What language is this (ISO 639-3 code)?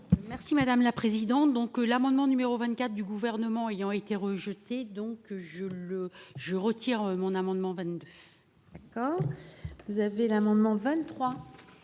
fra